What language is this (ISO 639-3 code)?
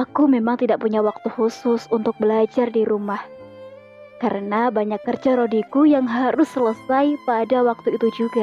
ind